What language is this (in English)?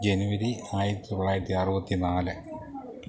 Malayalam